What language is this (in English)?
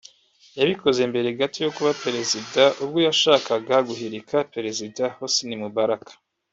Kinyarwanda